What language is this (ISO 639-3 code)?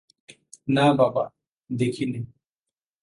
ben